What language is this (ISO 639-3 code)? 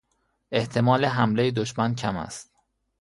fas